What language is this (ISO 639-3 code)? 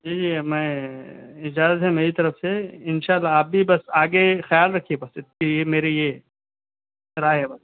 urd